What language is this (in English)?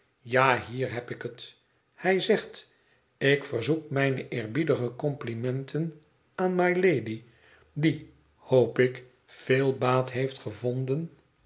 Dutch